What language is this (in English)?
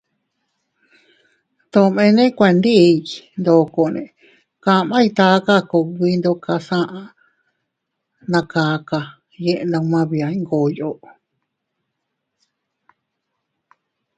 Teutila Cuicatec